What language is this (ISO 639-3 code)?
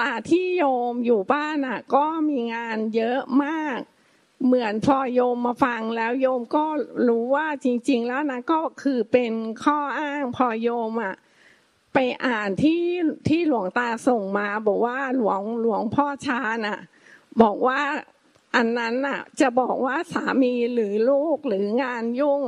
tha